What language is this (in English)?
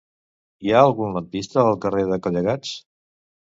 Catalan